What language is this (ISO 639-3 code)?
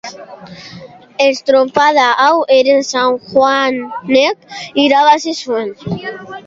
eus